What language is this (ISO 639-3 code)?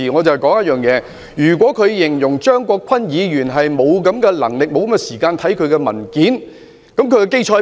yue